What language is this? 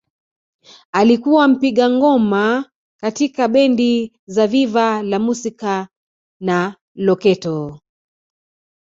Swahili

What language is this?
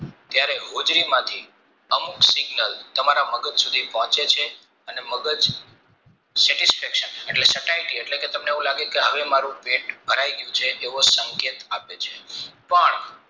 Gujarati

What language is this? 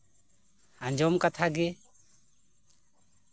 Santali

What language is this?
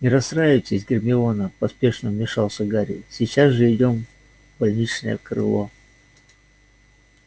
Russian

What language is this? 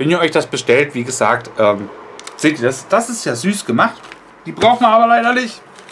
German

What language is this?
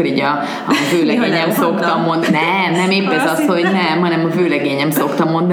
Hungarian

